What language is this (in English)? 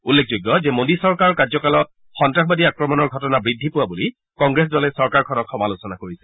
Assamese